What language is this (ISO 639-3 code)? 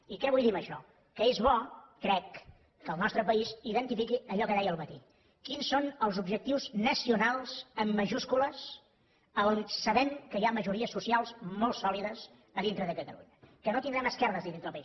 cat